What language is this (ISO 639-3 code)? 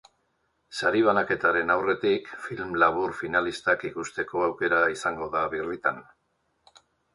eus